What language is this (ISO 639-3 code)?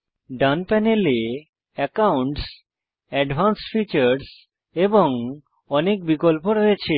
ben